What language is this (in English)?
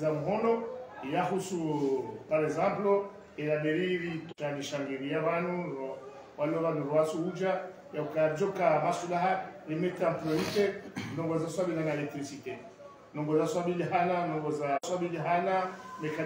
Arabic